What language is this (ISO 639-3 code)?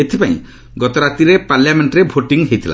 ori